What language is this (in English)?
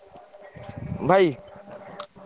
Odia